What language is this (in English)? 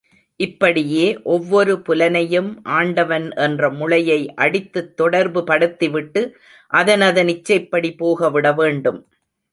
Tamil